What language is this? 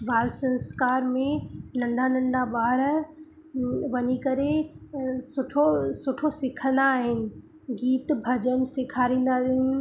Sindhi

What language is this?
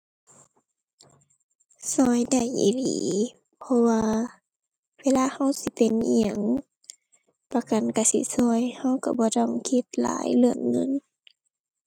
Thai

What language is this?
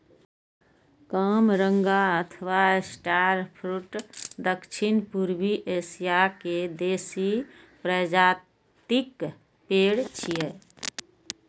Maithili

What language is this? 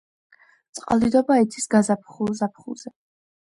Georgian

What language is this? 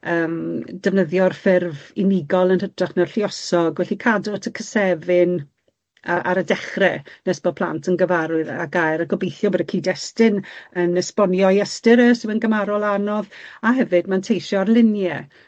Welsh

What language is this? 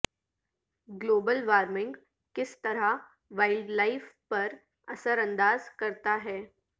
Urdu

